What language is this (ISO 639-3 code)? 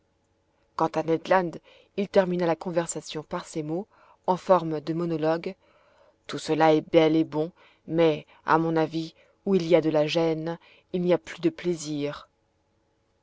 fra